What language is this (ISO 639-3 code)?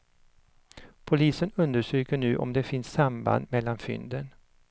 swe